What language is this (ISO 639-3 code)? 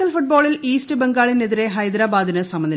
mal